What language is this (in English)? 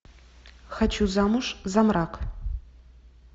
Russian